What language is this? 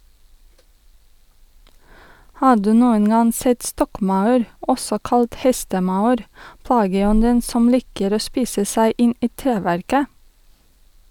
Norwegian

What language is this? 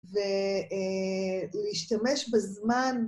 Hebrew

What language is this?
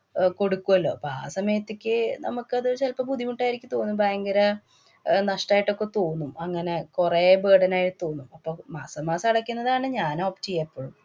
Malayalam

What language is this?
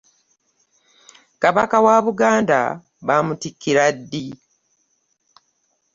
Ganda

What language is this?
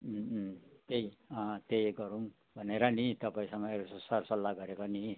Nepali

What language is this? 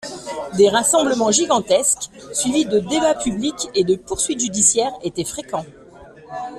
French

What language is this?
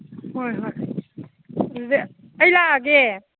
Manipuri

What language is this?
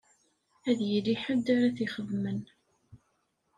Kabyle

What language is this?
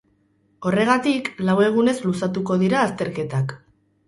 Basque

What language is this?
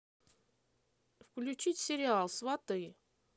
Russian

